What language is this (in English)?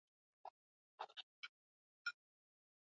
Swahili